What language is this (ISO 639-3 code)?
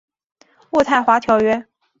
zho